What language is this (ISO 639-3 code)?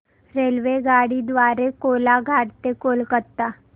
mar